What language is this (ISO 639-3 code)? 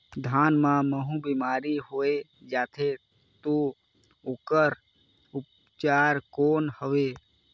hne